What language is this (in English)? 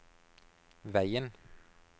Norwegian